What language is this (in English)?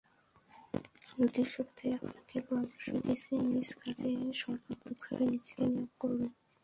Bangla